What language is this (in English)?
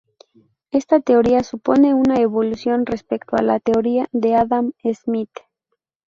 Spanish